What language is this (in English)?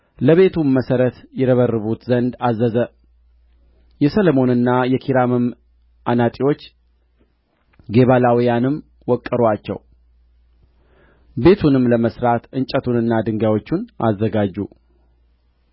Amharic